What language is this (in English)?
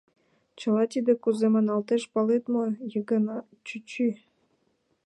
Mari